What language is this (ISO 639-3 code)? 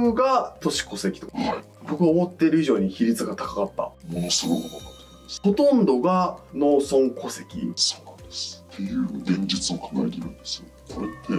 jpn